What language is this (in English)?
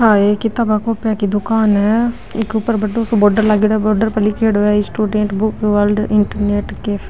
Marwari